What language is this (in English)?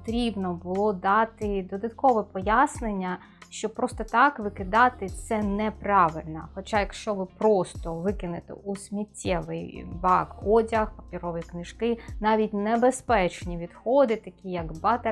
Ukrainian